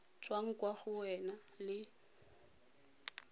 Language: Tswana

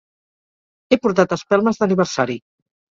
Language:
Catalan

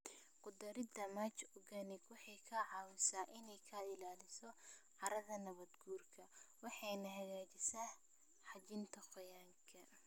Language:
Somali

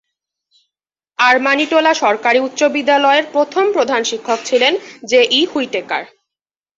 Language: Bangla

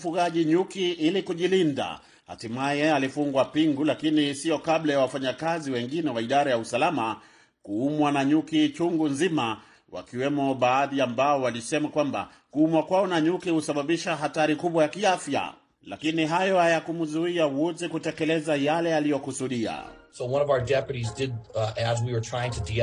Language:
Swahili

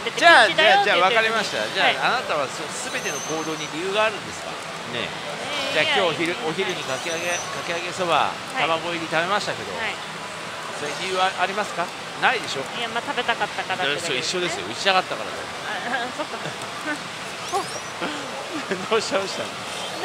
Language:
Japanese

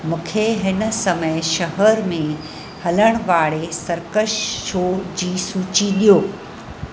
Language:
Sindhi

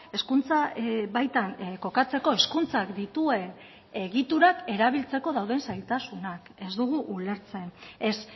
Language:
Basque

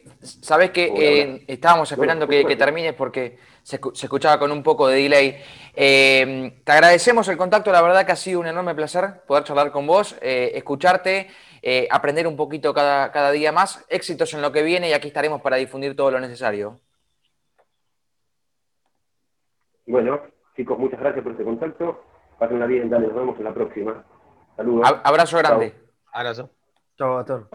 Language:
Spanish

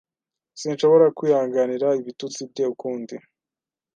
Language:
Kinyarwanda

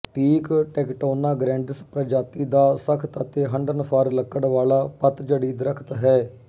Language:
Punjabi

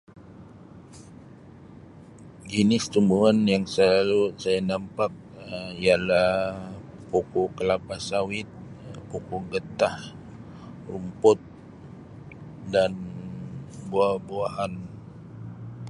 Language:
Sabah Malay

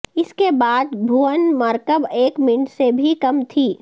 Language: Urdu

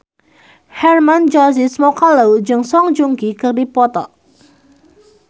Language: Sundanese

